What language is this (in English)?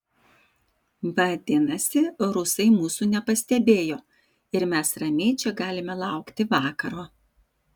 Lithuanian